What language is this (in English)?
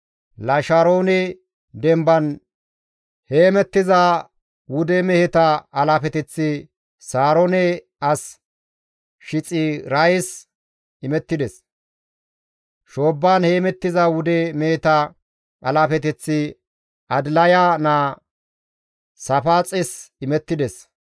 Gamo